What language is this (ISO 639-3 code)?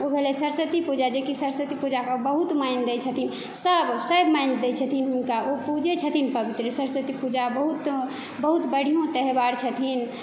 mai